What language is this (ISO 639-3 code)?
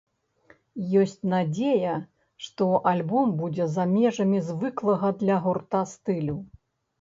bel